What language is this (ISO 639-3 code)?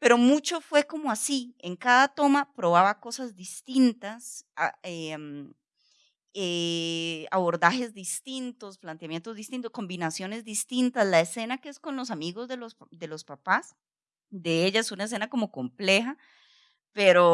spa